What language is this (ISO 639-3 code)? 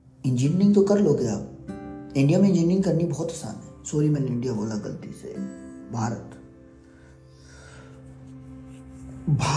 hin